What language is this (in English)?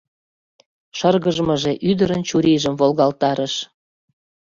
Mari